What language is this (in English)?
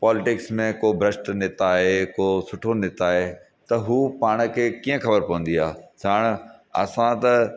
Sindhi